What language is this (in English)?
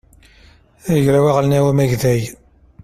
Kabyle